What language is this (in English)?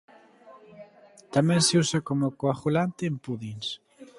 Galician